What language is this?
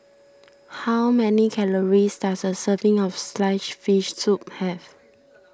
English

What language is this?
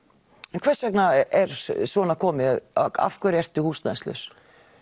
Icelandic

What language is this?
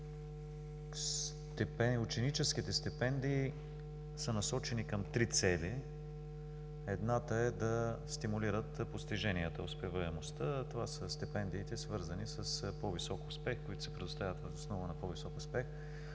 Bulgarian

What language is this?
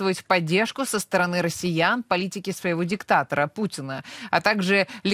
Russian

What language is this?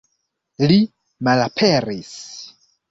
Esperanto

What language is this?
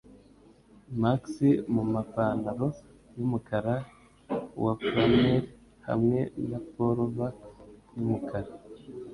Kinyarwanda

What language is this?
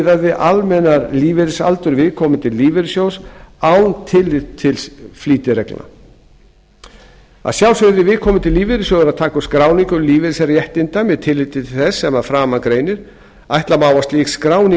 Icelandic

